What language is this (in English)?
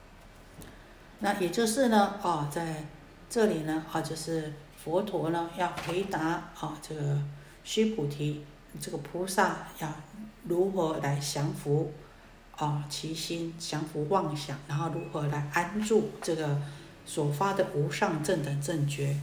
Chinese